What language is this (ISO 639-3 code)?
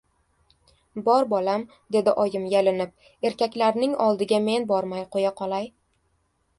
uzb